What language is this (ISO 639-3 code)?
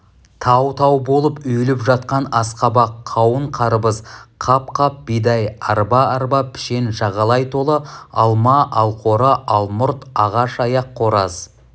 kaz